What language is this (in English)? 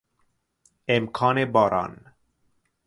Persian